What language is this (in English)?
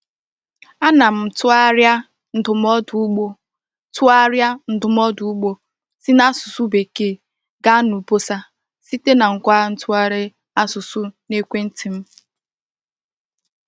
Igbo